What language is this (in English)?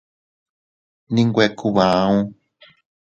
Teutila Cuicatec